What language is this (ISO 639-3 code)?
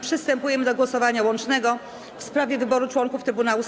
pol